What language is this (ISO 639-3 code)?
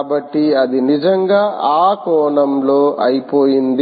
tel